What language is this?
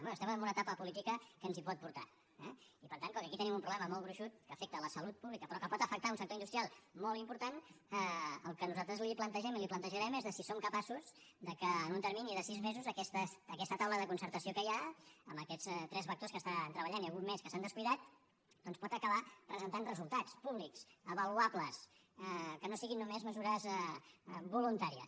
Catalan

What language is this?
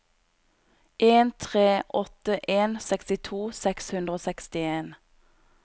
Norwegian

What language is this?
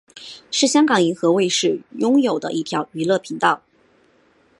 Chinese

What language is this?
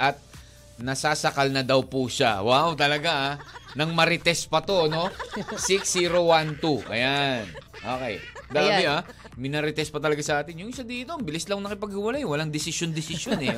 Filipino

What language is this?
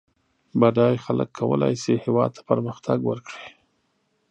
Pashto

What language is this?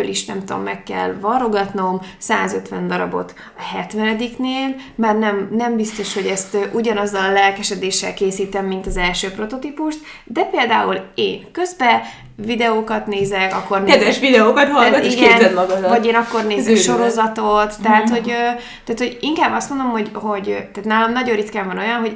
Hungarian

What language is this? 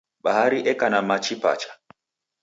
Taita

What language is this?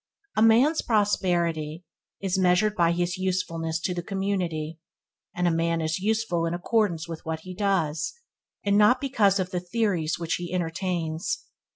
English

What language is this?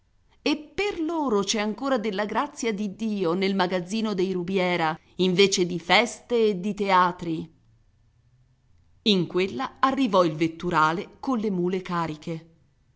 Italian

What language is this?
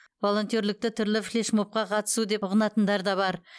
Kazakh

